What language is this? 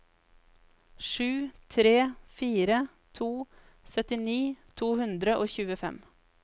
Norwegian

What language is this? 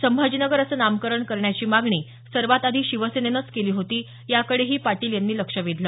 Marathi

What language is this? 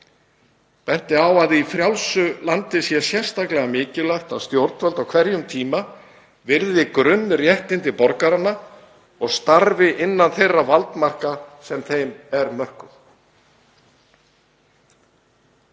Icelandic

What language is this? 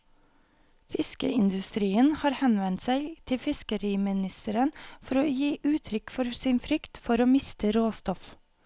Norwegian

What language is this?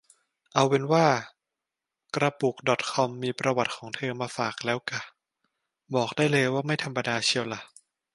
Thai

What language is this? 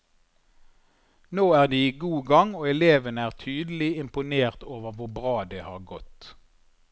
Norwegian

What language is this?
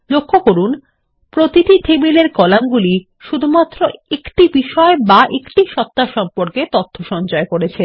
Bangla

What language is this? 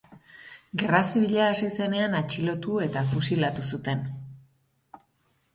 Basque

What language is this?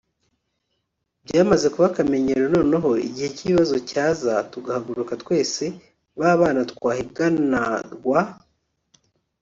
Kinyarwanda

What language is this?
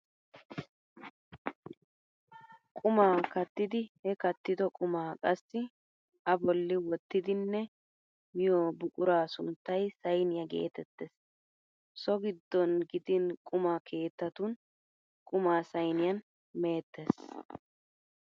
Wolaytta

